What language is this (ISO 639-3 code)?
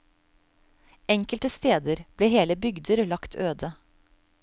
nor